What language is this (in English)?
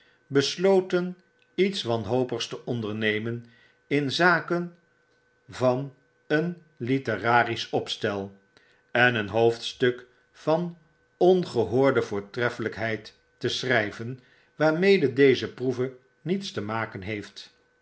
Dutch